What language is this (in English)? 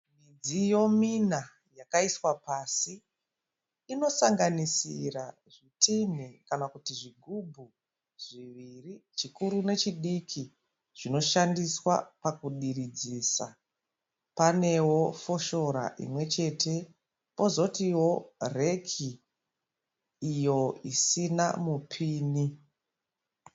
Shona